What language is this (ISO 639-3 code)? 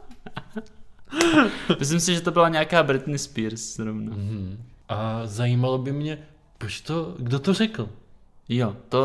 ces